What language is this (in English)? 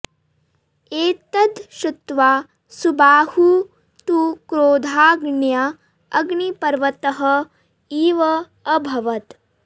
Sanskrit